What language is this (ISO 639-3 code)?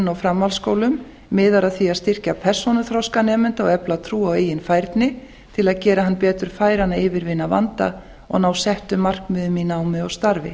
isl